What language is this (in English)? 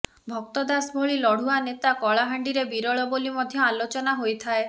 Odia